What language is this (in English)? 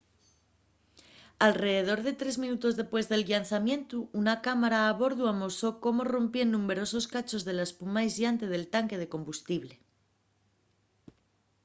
Asturian